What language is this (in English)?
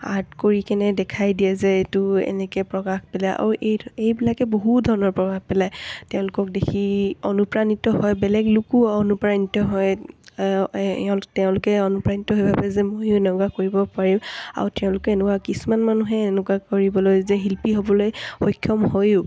Assamese